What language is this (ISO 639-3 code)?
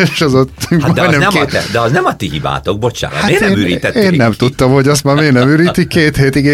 hun